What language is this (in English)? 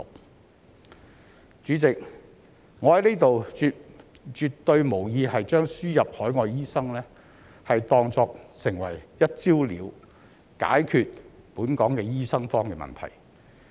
Cantonese